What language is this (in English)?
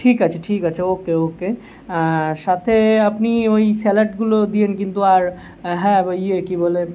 Bangla